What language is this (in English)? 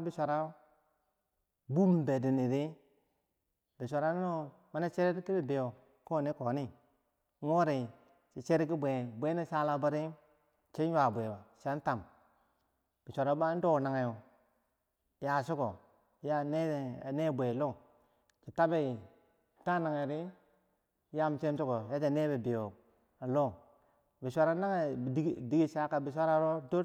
Bangwinji